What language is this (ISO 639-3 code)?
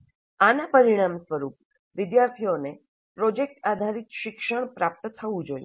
guj